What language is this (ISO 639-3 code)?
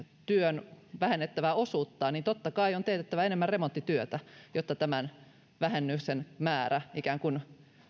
fin